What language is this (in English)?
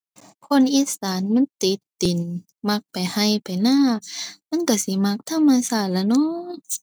Thai